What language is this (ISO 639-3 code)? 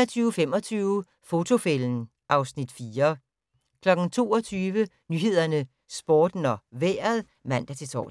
dan